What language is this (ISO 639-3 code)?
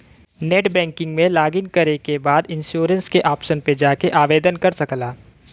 bho